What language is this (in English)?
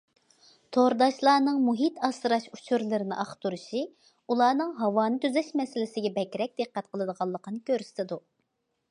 Uyghur